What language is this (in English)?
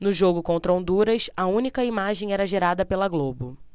Portuguese